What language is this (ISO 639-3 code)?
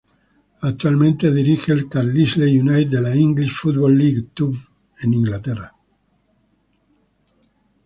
spa